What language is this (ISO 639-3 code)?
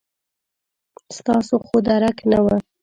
pus